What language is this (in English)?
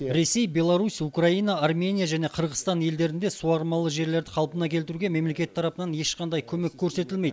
Kazakh